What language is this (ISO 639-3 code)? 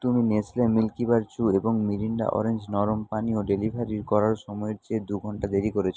ben